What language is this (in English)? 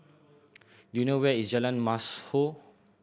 English